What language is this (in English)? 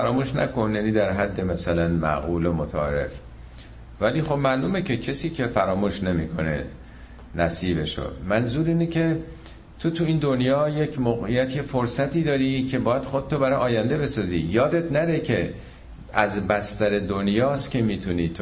Persian